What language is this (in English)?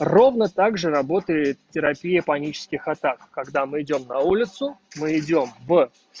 Russian